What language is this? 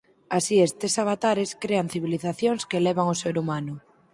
Galician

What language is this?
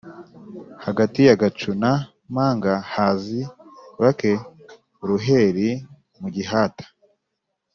Kinyarwanda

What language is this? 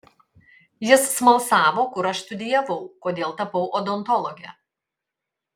Lithuanian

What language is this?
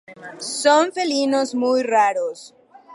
Spanish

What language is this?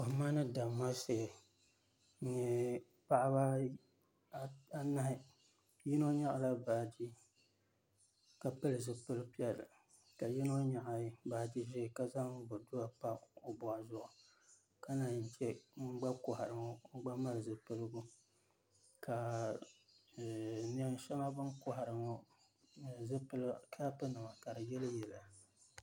Dagbani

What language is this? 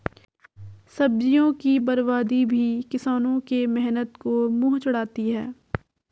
Hindi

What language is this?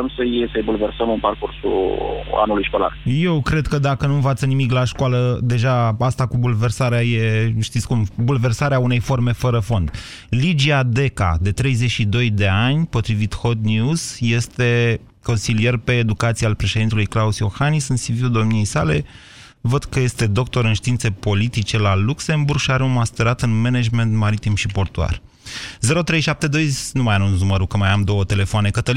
Romanian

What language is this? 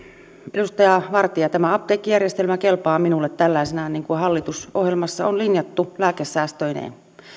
Finnish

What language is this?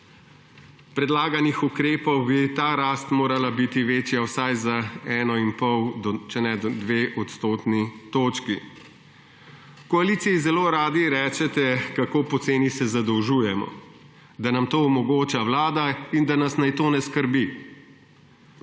Slovenian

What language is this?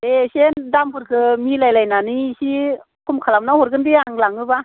Bodo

